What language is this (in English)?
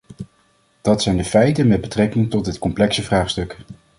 Dutch